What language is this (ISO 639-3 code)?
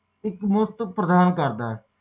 pan